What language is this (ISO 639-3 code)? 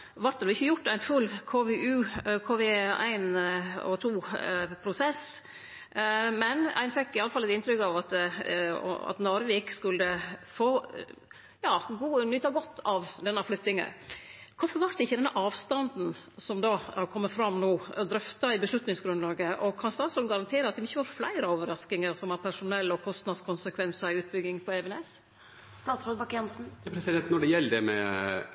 nor